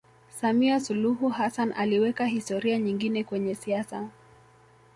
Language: Swahili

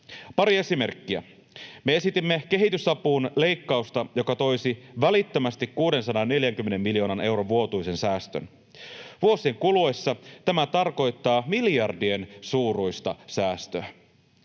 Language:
Finnish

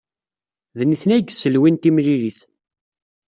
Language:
Kabyle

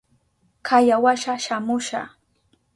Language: Southern Pastaza Quechua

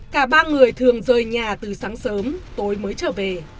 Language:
Vietnamese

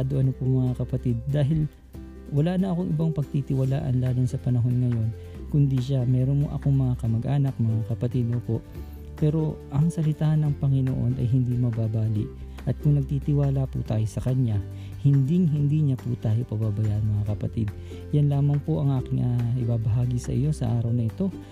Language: Filipino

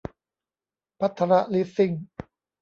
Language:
Thai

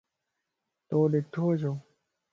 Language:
Lasi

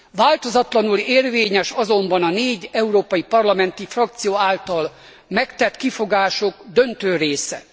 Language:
Hungarian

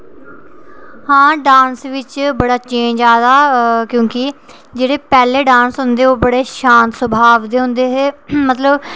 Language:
Dogri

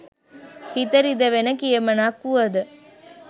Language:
Sinhala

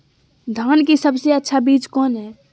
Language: Magahi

